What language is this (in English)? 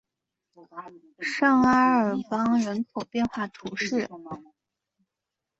Chinese